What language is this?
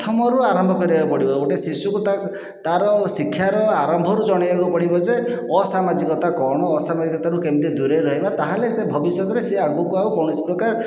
Odia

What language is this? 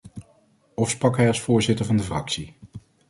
Dutch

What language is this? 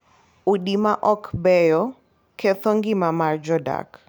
Luo (Kenya and Tanzania)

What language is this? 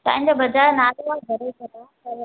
Sindhi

